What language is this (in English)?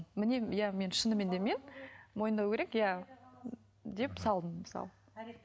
Kazakh